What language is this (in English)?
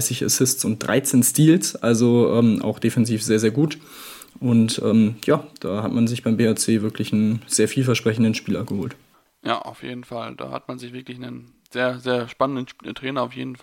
German